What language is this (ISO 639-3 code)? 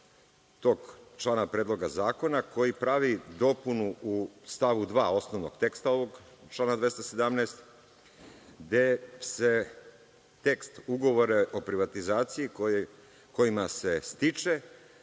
srp